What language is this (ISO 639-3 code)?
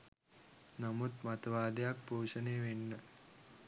sin